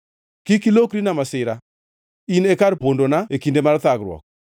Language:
Luo (Kenya and Tanzania)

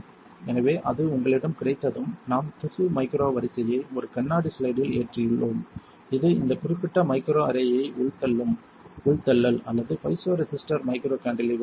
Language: Tamil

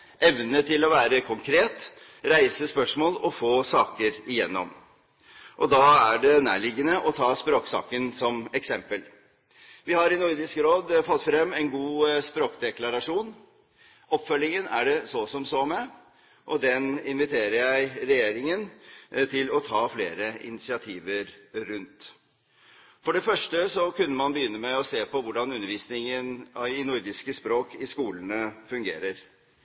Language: Norwegian Bokmål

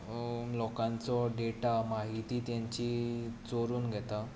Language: Konkani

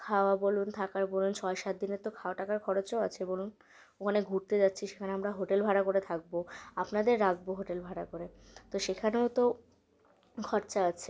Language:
Bangla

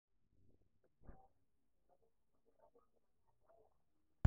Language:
Masai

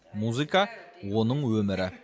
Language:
Kazakh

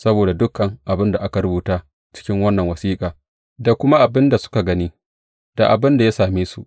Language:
Hausa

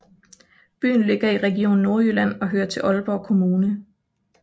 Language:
Danish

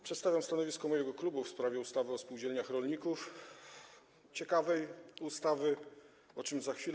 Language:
Polish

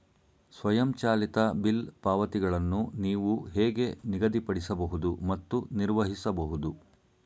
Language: Kannada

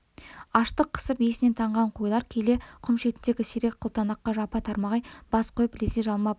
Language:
Kazakh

